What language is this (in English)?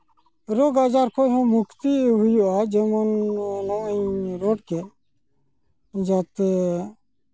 Santali